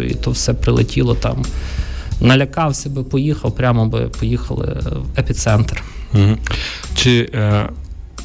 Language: Ukrainian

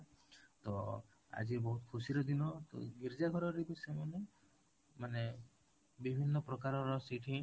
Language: Odia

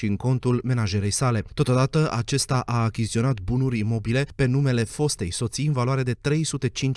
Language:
Romanian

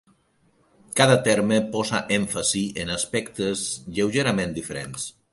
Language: Catalan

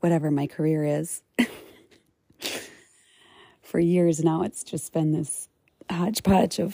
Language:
English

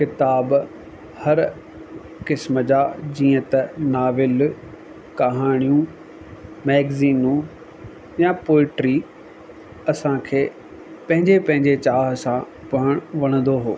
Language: Sindhi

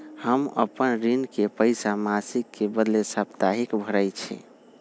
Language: Magahi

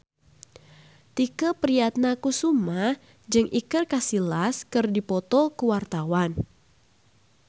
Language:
Sundanese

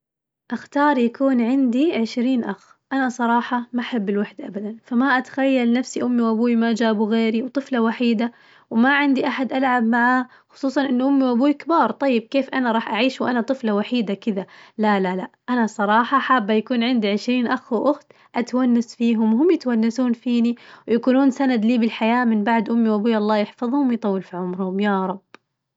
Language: Najdi Arabic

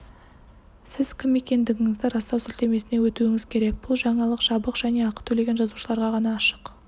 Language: Kazakh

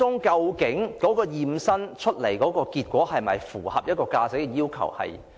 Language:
Cantonese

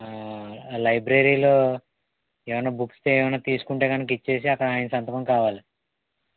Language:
Telugu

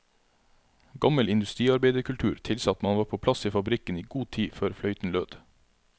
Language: Norwegian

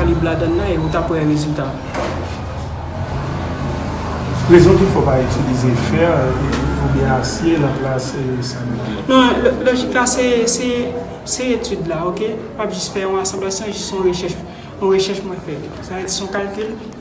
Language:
French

